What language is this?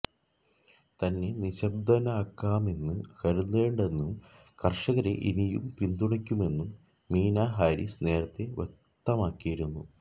Malayalam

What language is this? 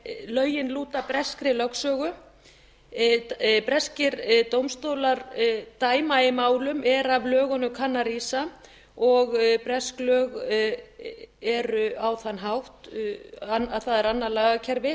Icelandic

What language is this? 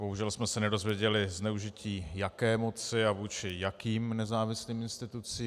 Czech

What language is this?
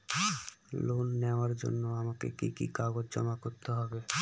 Bangla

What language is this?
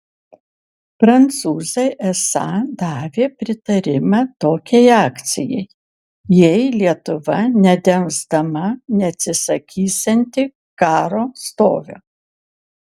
Lithuanian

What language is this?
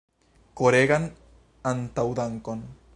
Esperanto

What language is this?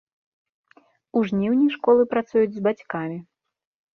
Belarusian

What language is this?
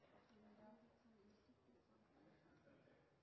Norwegian Nynorsk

